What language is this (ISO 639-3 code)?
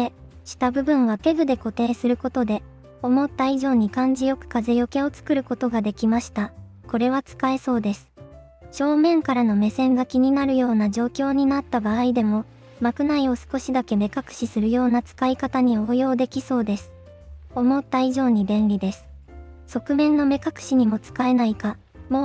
jpn